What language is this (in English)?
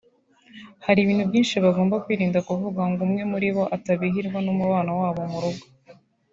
Kinyarwanda